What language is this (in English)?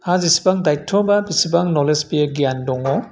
Bodo